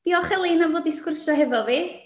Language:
Welsh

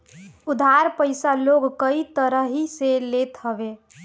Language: Bhojpuri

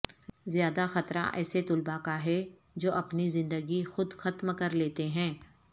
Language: Urdu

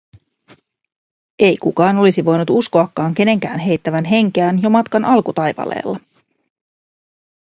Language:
Finnish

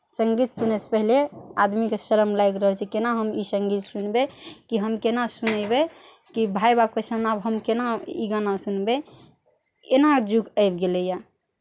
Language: Maithili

